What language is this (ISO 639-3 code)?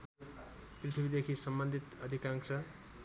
nep